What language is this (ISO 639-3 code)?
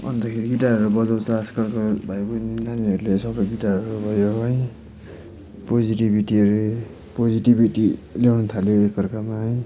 nep